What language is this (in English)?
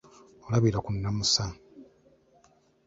Ganda